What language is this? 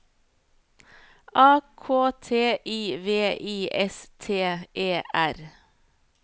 Norwegian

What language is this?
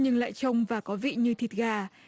Vietnamese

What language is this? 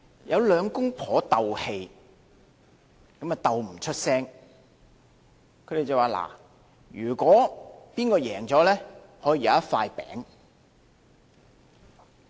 Cantonese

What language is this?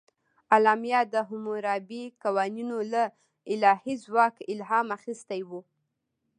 Pashto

